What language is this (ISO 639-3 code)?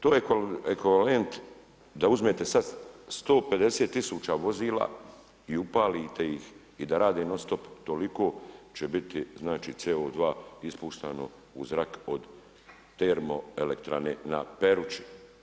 hrv